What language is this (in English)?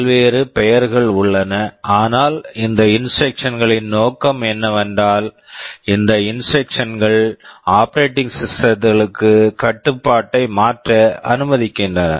Tamil